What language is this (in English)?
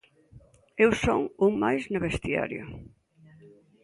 Galician